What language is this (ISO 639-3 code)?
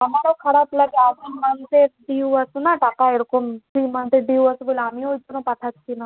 ben